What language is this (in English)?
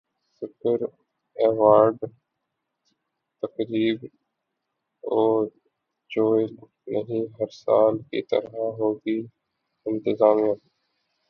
Urdu